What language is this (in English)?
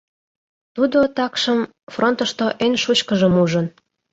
Mari